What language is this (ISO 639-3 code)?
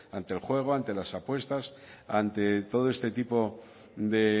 spa